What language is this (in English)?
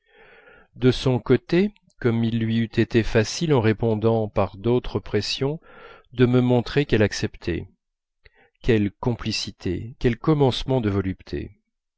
French